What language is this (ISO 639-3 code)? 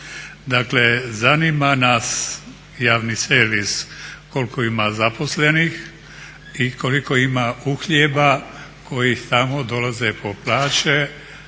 hrv